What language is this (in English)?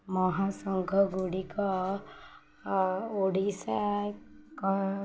Odia